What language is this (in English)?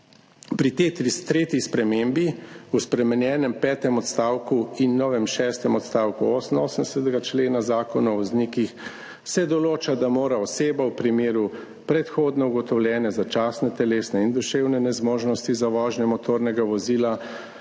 Slovenian